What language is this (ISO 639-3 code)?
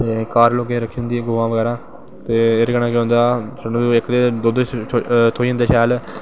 doi